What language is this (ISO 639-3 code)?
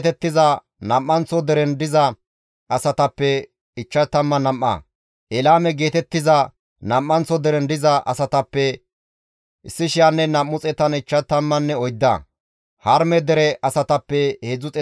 gmv